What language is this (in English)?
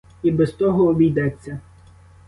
Ukrainian